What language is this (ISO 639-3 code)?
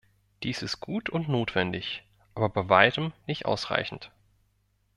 deu